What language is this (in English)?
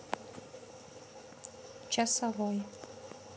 Russian